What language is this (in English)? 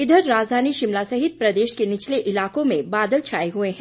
Hindi